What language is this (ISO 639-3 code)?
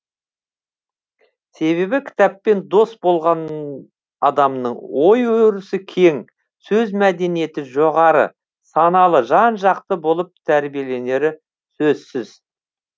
kaz